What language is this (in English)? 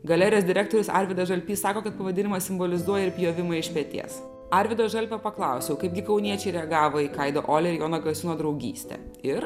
Lithuanian